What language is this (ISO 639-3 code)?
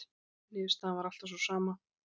isl